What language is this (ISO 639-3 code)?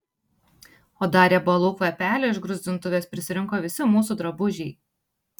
lit